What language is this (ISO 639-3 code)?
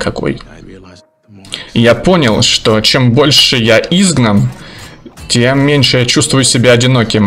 rus